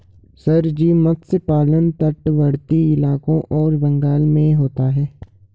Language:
Hindi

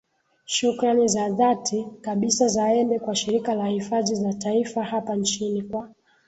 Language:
Swahili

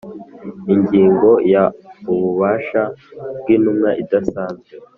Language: Kinyarwanda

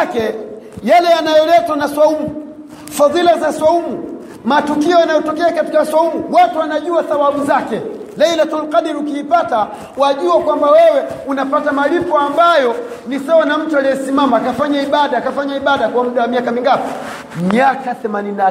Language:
Swahili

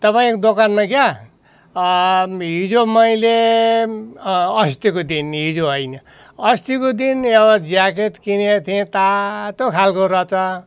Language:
Nepali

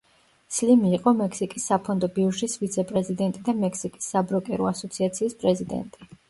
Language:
Georgian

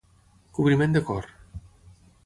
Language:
Catalan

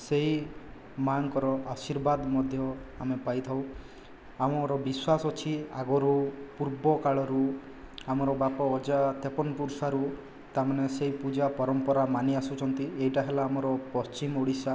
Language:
Odia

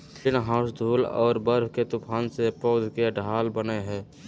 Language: Magahi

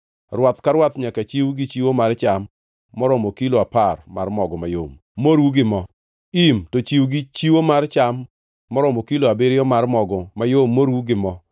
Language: Luo (Kenya and Tanzania)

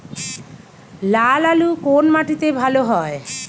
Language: Bangla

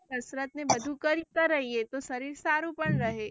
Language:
Gujarati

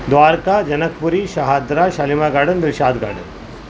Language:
Urdu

